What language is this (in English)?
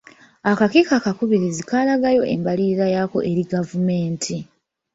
Ganda